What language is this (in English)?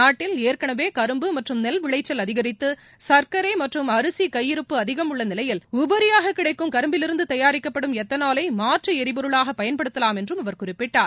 Tamil